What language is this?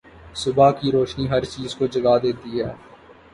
Urdu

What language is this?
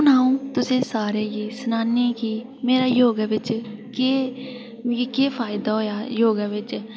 Dogri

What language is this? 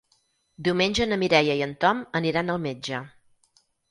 Catalan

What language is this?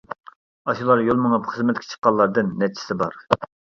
Uyghur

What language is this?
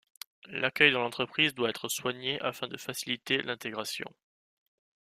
French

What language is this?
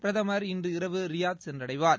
Tamil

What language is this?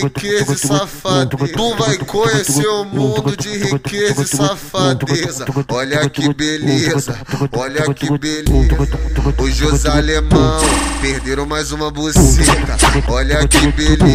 Portuguese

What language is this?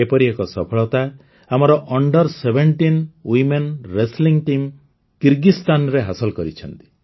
Odia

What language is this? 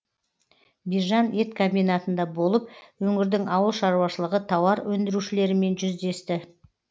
Kazakh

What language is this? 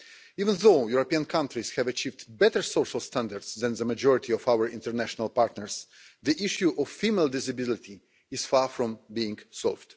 English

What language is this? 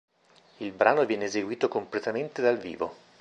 Italian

